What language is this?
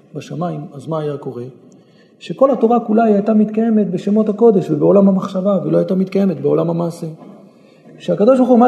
Hebrew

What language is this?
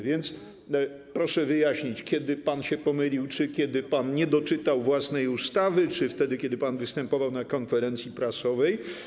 Polish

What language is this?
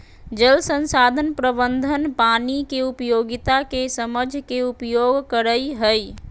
Magahi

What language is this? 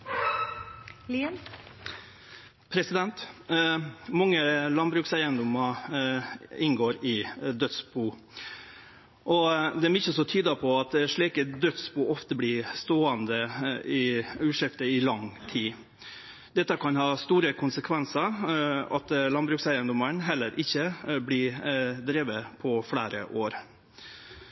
Norwegian Nynorsk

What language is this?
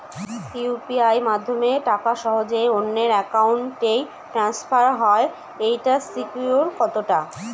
Bangla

